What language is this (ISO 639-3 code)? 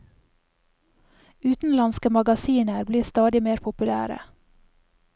nor